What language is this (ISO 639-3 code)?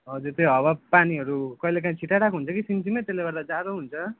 nep